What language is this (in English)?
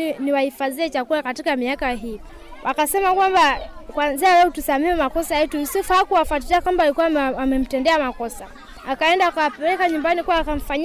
Swahili